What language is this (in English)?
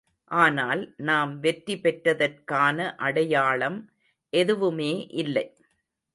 Tamil